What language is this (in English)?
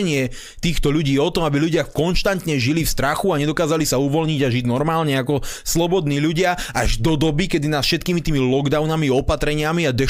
Slovak